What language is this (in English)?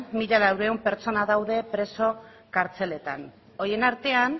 Basque